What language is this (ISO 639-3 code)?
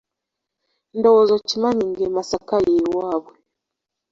lug